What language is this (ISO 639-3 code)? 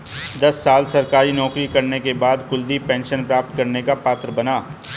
hin